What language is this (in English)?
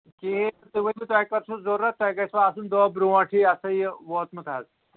Kashmiri